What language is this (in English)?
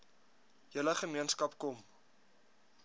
Afrikaans